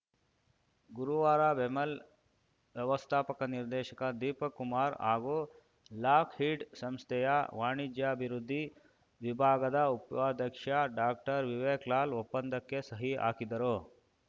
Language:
Kannada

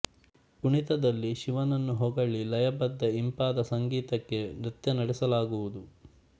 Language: Kannada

